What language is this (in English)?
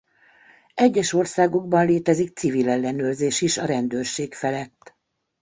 Hungarian